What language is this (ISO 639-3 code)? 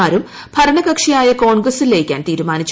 mal